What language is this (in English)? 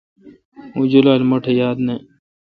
Kalkoti